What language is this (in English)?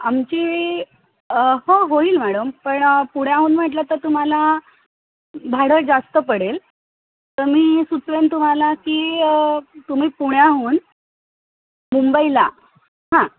Marathi